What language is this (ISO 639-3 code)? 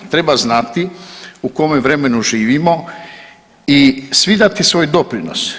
hrv